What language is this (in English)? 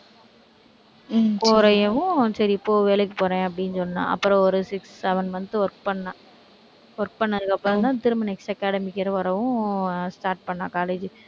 Tamil